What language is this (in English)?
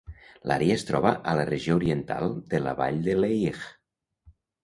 Catalan